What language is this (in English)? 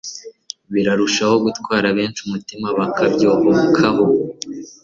Kinyarwanda